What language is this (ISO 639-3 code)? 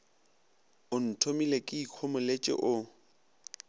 nso